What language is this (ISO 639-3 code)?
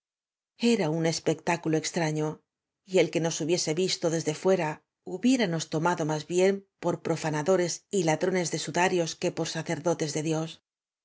spa